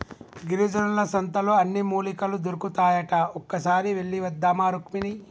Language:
Telugu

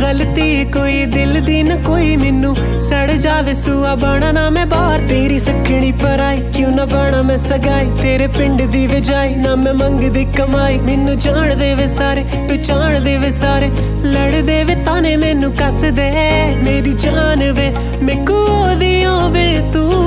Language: Hindi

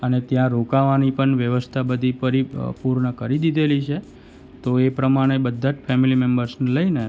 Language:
Gujarati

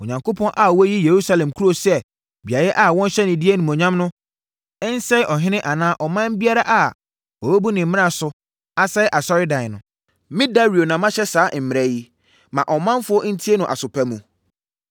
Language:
Akan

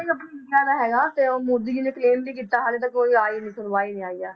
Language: Punjabi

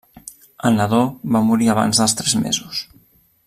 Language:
Catalan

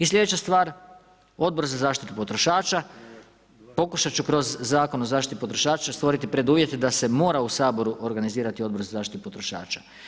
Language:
Croatian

